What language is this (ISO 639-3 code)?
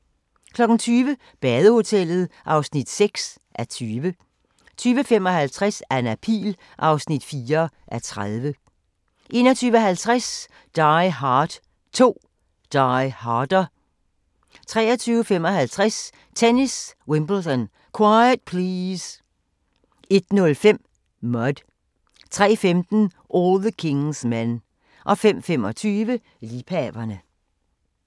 dan